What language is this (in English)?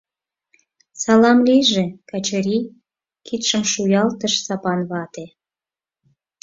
Mari